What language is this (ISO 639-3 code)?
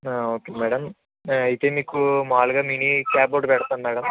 tel